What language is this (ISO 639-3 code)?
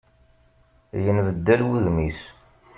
kab